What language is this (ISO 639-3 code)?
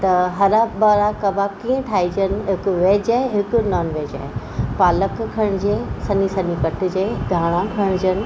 snd